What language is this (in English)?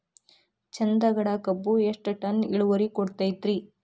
Kannada